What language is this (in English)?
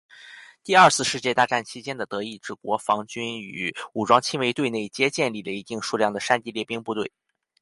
Chinese